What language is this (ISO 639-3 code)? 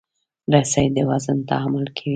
pus